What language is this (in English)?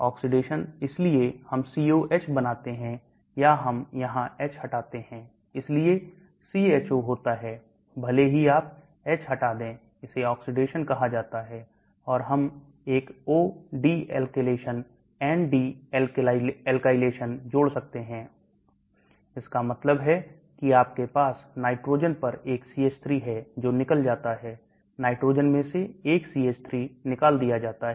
Hindi